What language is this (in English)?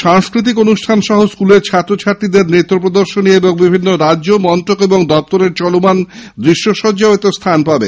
Bangla